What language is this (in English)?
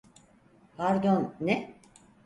Turkish